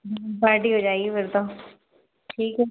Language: Hindi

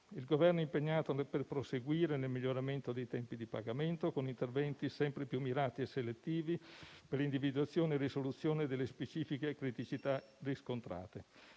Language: Italian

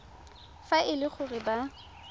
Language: Tswana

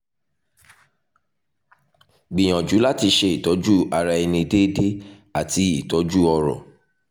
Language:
Yoruba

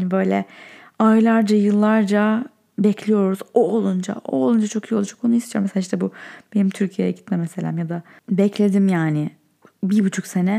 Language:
Turkish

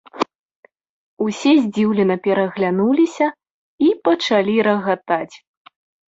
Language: Belarusian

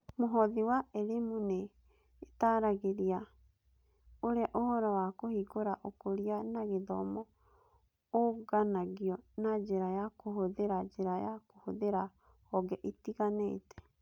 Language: Kikuyu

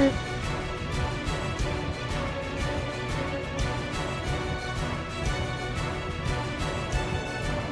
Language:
Japanese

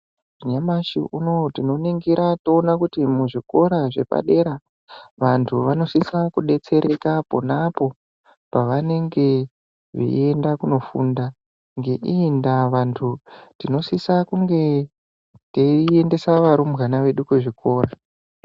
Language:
Ndau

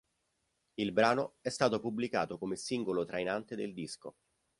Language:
Italian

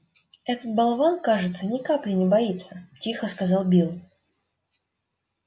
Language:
Russian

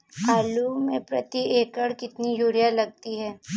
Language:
Hindi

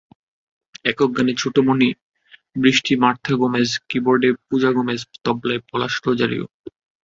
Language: Bangla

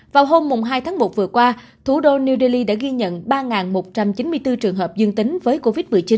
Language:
Vietnamese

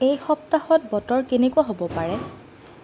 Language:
Assamese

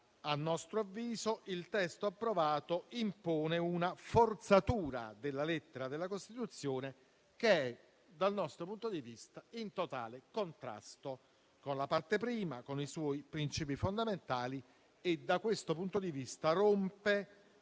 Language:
Italian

